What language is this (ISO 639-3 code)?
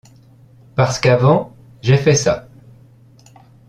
fra